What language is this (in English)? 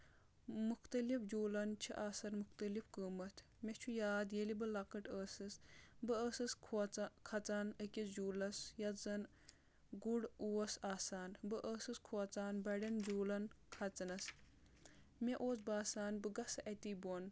Kashmiri